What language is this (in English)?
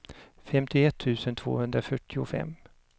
Swedish